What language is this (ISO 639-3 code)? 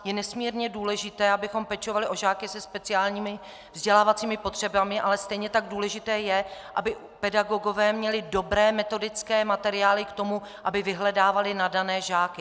ces